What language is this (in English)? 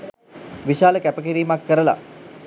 Sinhala